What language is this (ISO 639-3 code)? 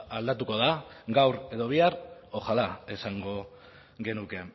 eus